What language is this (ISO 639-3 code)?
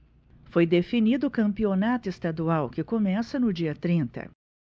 por